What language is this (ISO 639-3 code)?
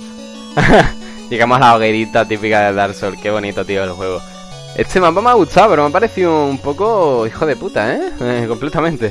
spa